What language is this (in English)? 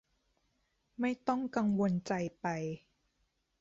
Thai